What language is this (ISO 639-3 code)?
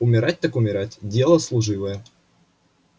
rus